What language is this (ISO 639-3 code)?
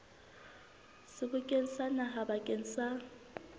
sot